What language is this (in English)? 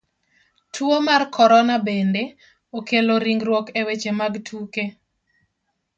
Luo (Kenya and Tanzania)